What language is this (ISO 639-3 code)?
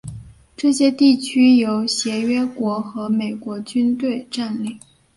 zho